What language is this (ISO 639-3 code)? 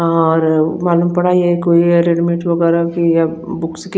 hin